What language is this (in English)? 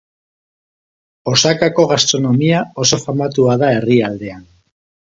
Basque